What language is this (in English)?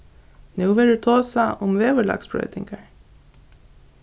Faroese